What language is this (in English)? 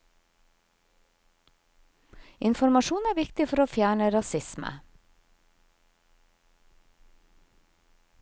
Norwegian